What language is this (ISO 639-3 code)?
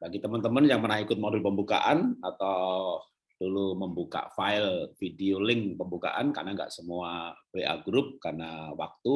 ind